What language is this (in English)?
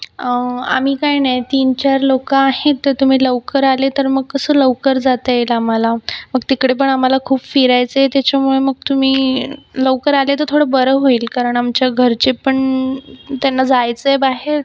Marathi